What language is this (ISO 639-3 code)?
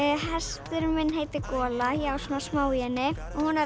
isl